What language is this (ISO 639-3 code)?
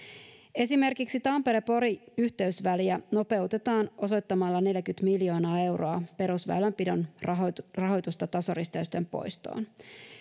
fin